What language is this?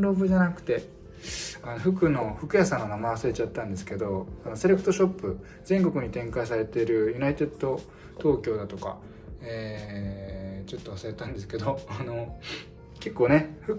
Japanese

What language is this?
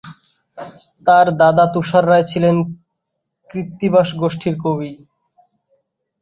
Bangla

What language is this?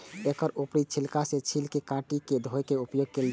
Maithili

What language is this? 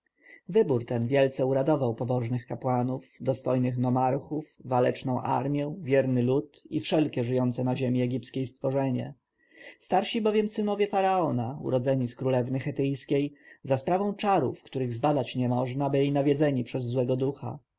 Polish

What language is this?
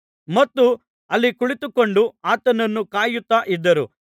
Kannada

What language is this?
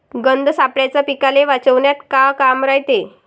Marathi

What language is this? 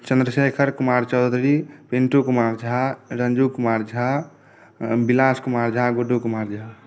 Maithili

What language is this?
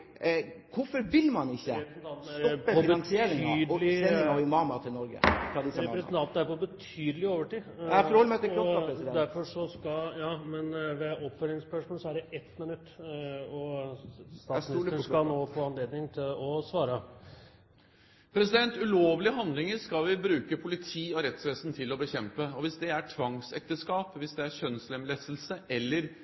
Norwegian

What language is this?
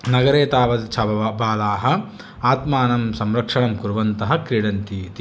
Sanskrit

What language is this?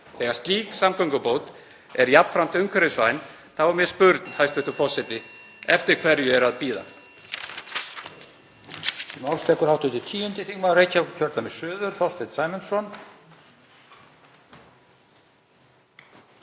Icelandic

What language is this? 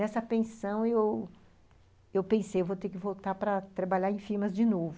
Portuguese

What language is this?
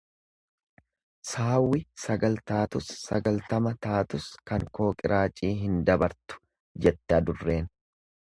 Oromo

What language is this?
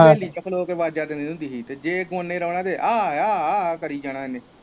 Punjabi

